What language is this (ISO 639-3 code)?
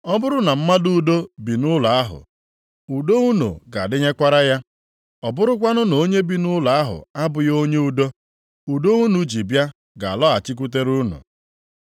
ibo